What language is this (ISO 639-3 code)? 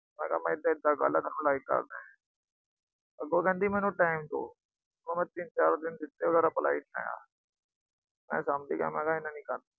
pan